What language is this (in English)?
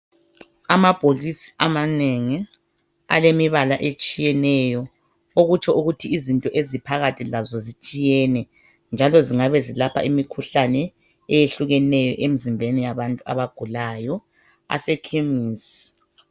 North Ndebele